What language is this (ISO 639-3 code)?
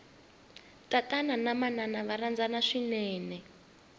tso